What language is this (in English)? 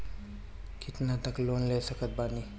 Bhojpuri